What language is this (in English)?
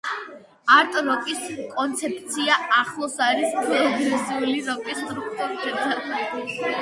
Georgian